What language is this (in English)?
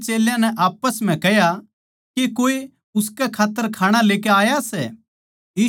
Haryanvi